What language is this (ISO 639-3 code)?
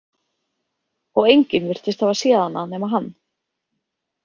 isl